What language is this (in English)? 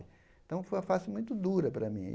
Portuguese